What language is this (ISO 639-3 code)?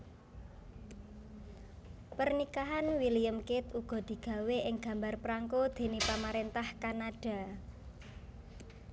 jav